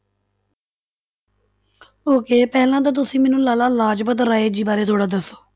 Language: Punjabi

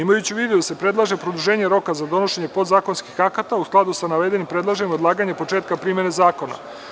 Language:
Serbian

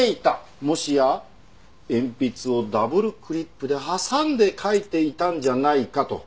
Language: Japanese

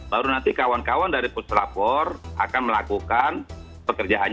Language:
Indonesian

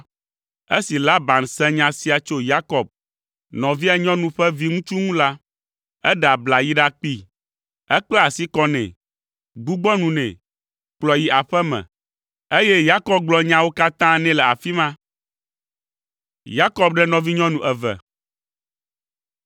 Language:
Ewe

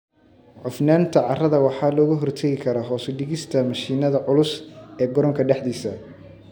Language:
Somali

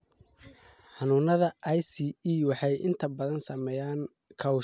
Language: Somali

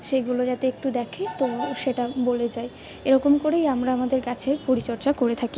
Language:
Bangla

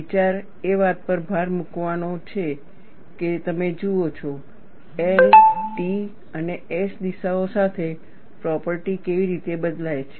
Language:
Gujarati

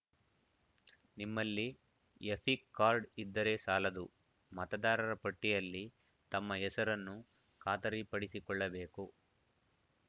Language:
Kannada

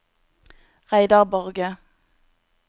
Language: Norwegian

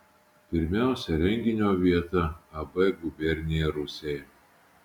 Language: Lithuanian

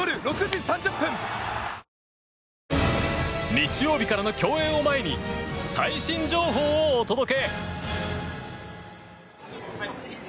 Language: Japanese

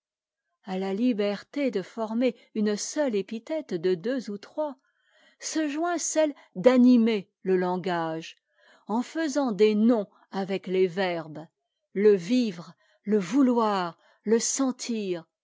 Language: French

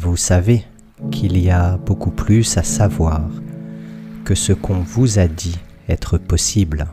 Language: French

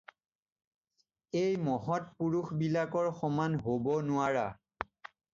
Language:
Assamese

